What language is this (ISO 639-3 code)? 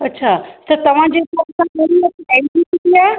snd